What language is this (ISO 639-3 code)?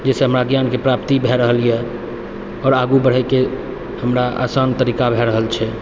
mai